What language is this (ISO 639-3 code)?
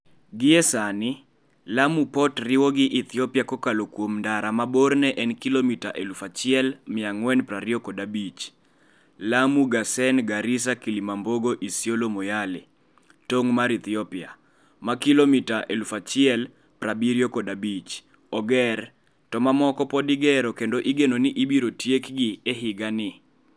luo